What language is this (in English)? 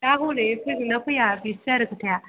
Bodo